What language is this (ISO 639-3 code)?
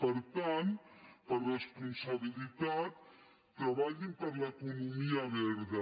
cat